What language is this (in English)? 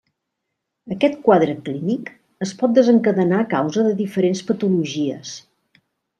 Catalan